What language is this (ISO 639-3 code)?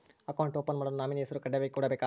kan